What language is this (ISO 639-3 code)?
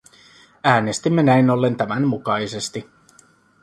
fin